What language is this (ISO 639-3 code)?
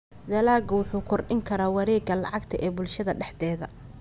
som